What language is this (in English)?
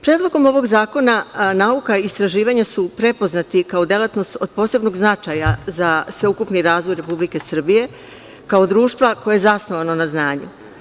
Serbian